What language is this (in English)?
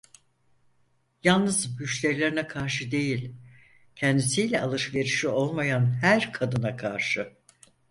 Turkish